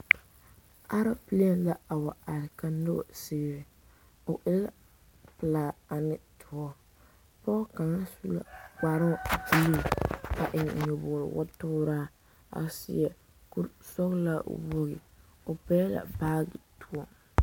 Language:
Southern Dagaare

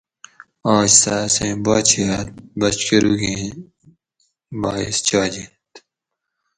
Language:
Gawri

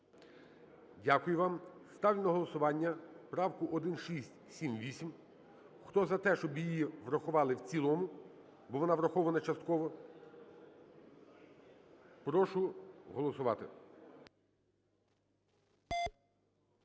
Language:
Ukrainian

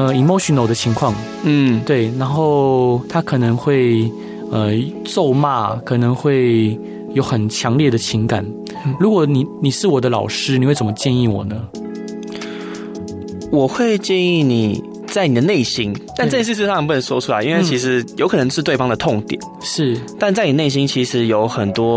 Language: Chinese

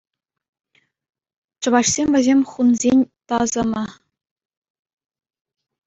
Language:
Chuvash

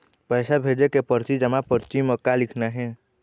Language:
Chhattisgarhi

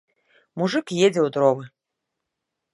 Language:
Belarusian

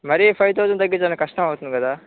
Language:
Telugu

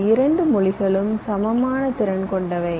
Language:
Tamil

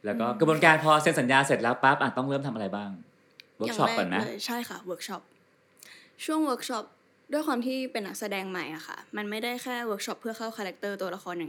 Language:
Thai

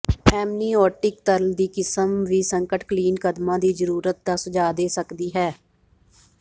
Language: Punjabi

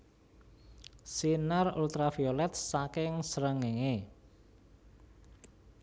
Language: Javanese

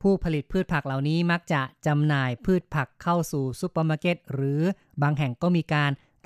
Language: Thai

